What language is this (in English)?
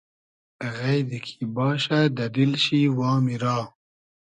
Hazaragi